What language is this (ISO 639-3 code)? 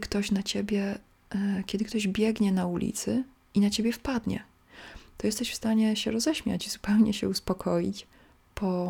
pol